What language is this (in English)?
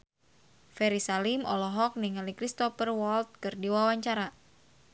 Sundanese